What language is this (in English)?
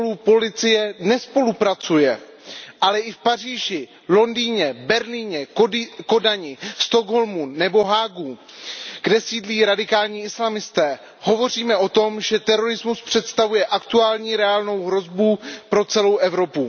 Czech